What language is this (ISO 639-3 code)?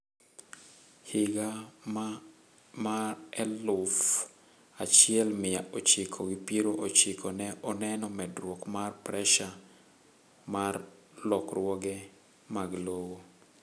luo